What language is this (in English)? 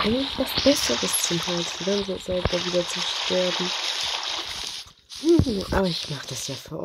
German